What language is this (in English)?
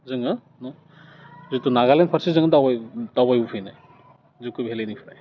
Bodo